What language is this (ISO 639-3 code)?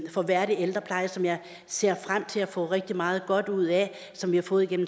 dan